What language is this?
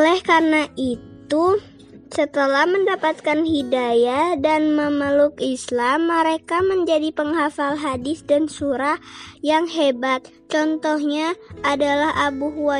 Indonesian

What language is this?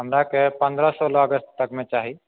Maithili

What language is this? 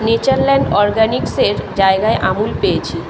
Bangla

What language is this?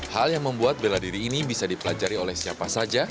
Indonesian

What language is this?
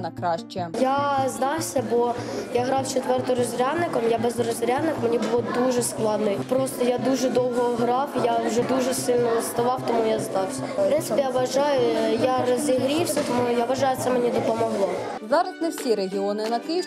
Ukrainian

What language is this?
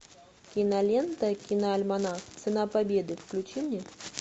Russian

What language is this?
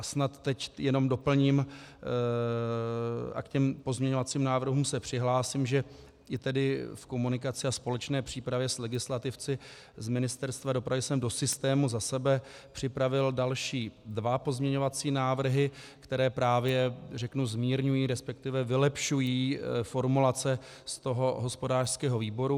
Czech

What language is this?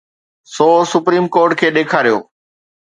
Sindhi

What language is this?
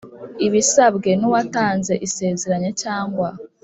Kinyarwanda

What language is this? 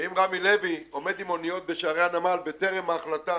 Hebrew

